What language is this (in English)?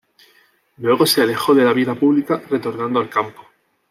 Spanish